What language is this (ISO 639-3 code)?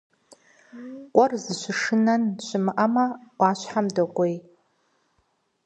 kbd